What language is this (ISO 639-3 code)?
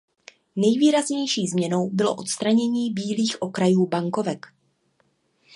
ces